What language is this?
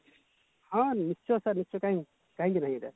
Odia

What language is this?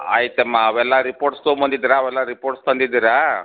Kannada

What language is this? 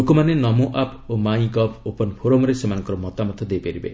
Odia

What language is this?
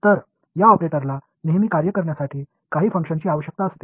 Marathi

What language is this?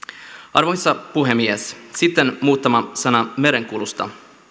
Finnish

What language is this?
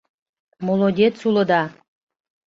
Mari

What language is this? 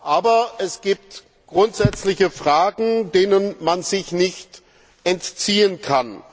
German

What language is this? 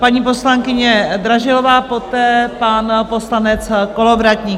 Czech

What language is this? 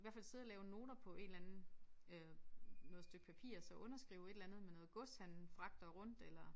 Danish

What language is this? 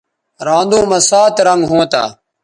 Bateri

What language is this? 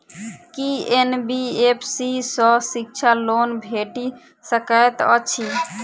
Maithili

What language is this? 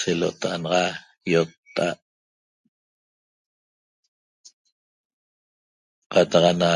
Toba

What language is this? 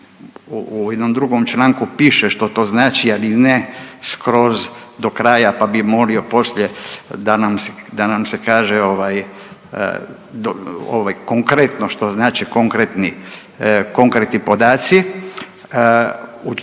Croatian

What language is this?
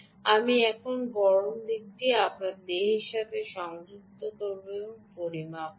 Bangla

